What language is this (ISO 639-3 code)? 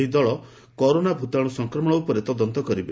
ori